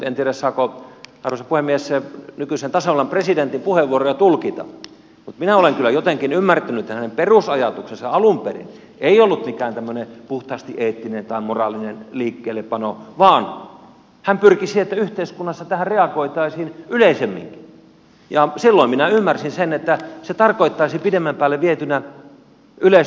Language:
Finnish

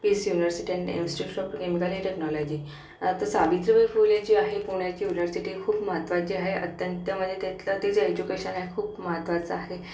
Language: Marathi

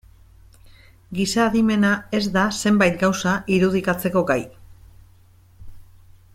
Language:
Basque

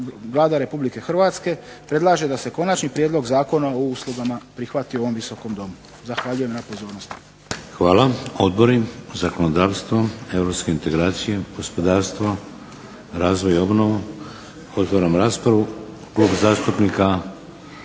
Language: Croatian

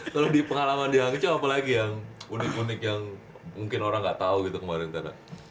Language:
Indonesian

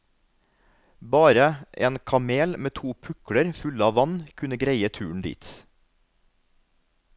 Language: Norwegian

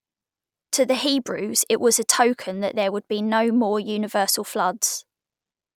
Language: English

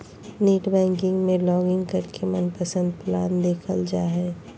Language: Magahi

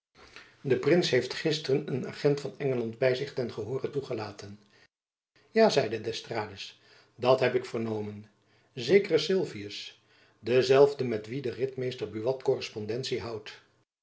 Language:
Dutch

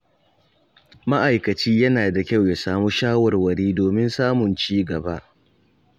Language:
Hausa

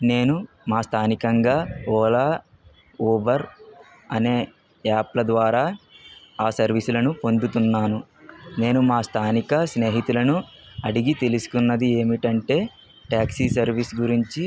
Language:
Telugu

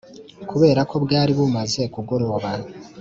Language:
Kinyarwanda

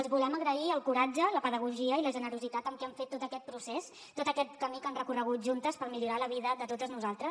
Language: Catalan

